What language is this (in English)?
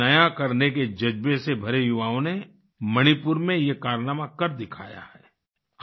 Hindi